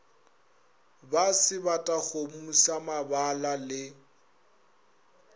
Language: Northern Sotho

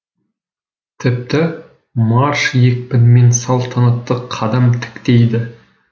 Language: Kazakh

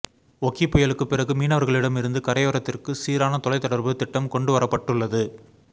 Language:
Tamil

